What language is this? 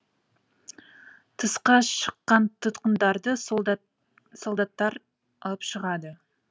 Kazakh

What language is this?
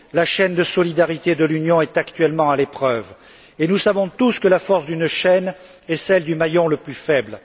French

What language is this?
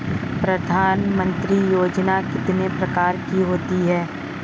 Hindi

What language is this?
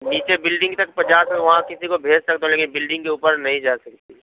Urdu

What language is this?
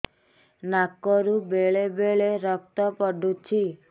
Odia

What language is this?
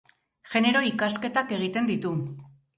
Basque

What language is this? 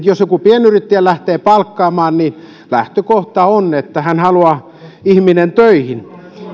Finnish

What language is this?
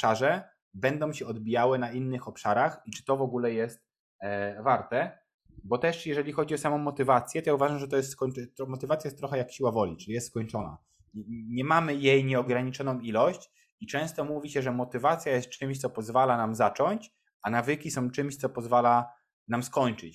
Polish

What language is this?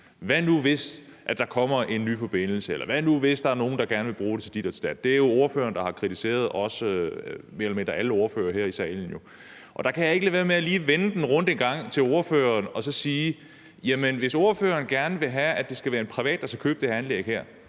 Danish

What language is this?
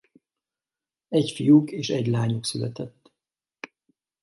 Hungarian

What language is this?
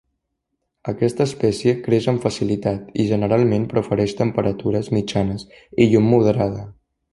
Catalan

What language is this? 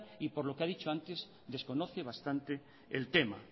Spanish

